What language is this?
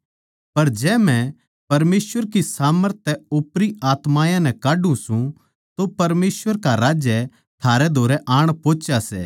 Haryanvi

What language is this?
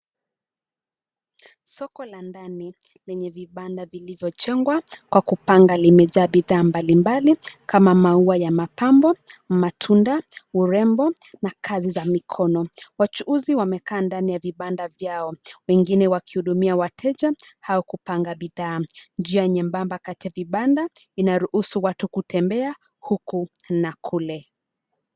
Swahili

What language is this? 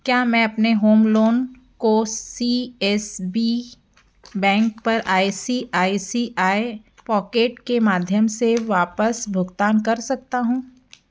Hindi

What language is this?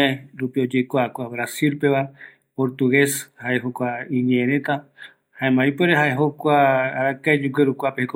Eastern Bolivian Guaraní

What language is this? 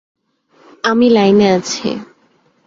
Bangla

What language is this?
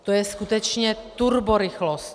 Czech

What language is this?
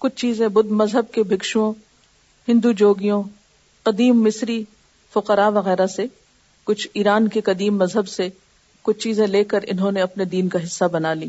Urdu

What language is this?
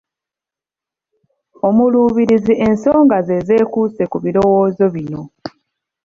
Ganda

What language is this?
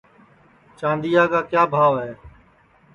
Sansi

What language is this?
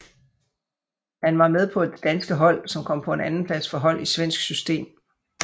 Danish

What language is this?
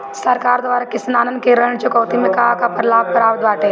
Bhojpuri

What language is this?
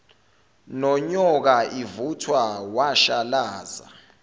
Zulu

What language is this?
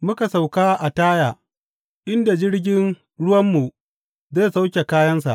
Hausa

